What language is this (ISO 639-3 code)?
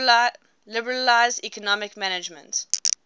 eng